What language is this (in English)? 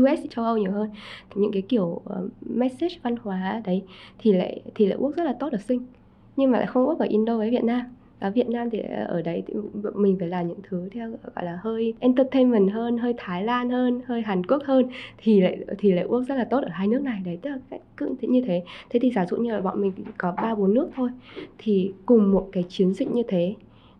Vietnamese